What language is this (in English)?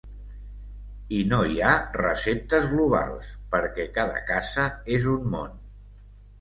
Catalan